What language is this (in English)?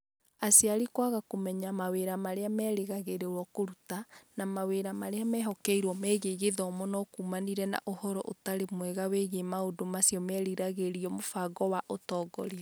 Kikuyu